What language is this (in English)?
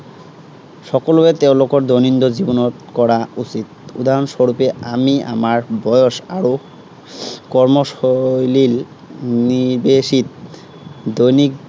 Assamese